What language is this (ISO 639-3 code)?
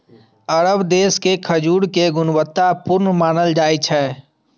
mai